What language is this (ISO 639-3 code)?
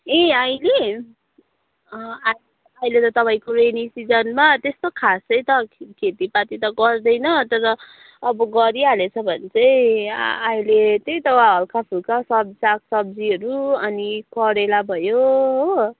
nep